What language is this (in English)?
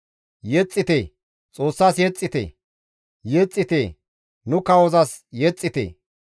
Gamo